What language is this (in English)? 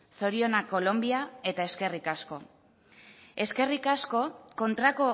Basque